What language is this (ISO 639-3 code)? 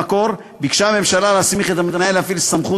heb